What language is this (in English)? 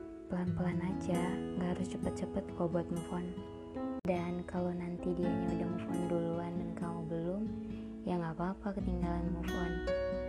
Indonesian